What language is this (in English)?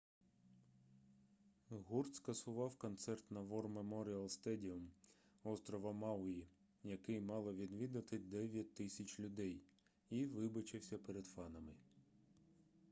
Ukrainian